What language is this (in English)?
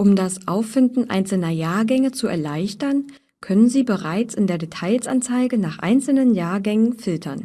German